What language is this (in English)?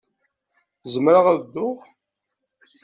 Kabyle